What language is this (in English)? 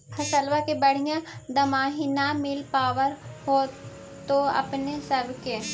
Magahi